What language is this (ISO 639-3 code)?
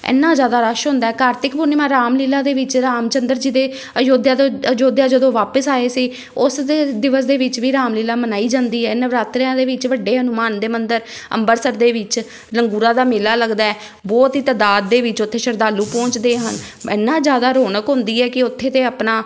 pan